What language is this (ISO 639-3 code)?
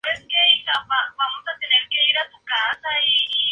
spa